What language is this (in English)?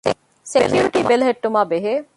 Divehi